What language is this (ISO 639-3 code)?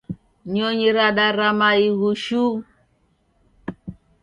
dav